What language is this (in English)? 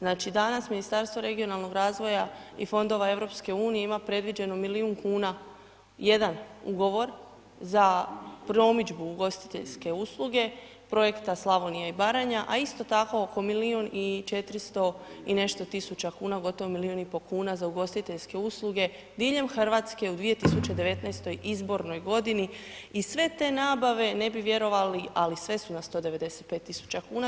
Croatian